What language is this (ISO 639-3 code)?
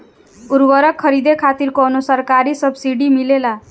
bho